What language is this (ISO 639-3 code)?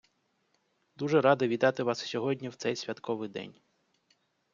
ukr